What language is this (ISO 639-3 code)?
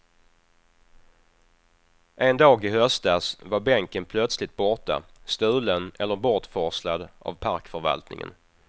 swe